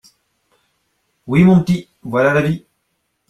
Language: French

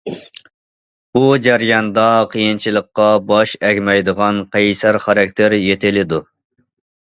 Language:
Uyghur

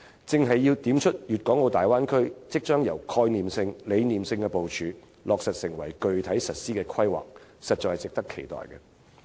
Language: Cantonese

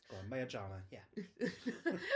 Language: Welsh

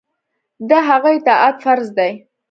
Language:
Pashto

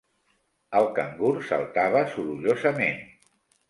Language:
Catalan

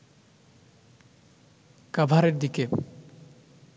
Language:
Bangla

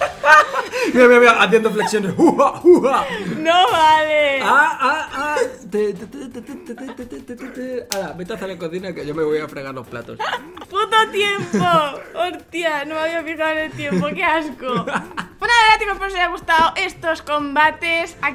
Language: Spanish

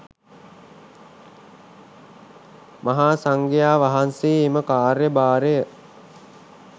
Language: Sinhala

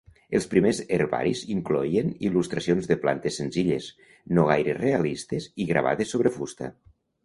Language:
Catalan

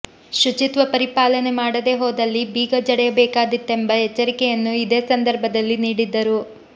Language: Kannada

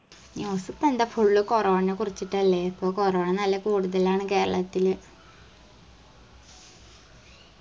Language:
Malayalam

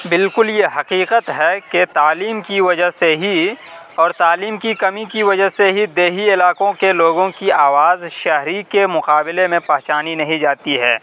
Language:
Urdu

